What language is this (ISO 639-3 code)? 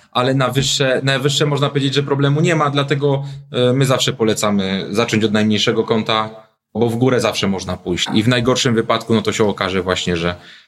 pol